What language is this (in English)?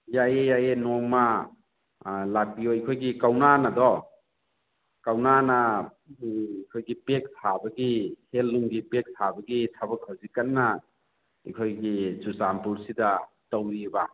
Manipuri